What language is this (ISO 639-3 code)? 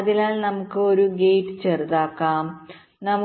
mal